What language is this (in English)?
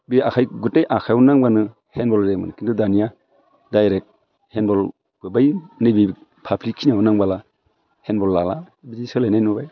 Bodo